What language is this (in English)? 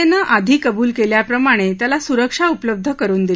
Marathi